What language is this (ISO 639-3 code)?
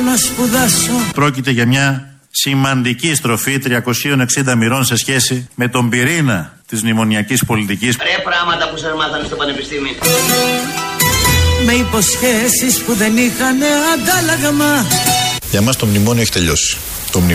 ell